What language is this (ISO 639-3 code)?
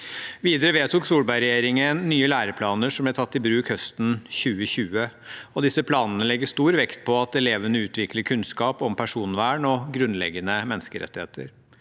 nor